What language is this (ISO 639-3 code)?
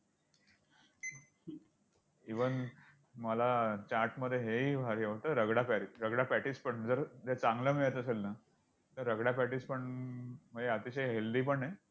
mar